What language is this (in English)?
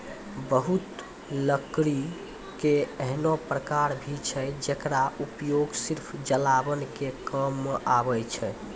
Maithili